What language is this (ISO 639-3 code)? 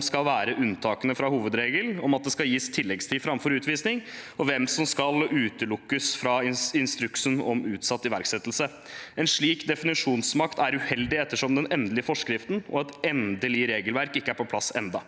nor